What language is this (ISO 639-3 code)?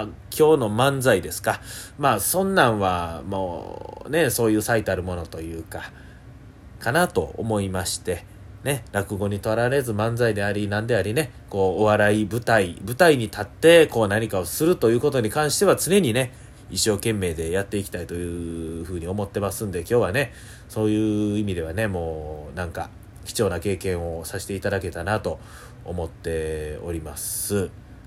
jpn